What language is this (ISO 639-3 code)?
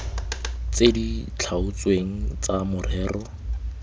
tsn